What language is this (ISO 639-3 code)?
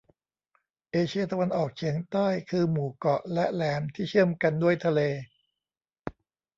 tha